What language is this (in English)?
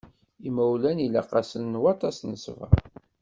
Kabyle